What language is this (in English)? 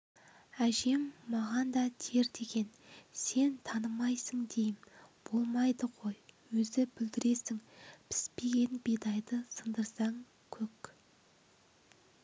Kazakh